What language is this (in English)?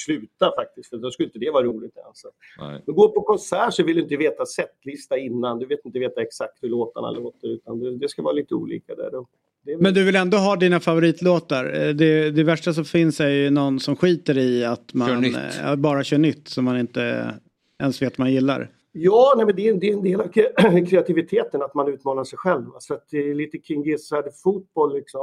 Swedish